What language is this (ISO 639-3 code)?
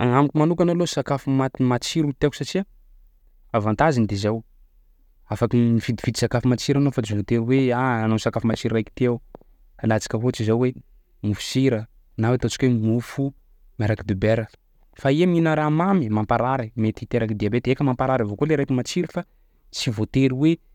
skg